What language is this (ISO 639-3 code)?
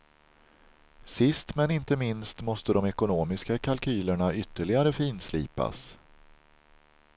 swe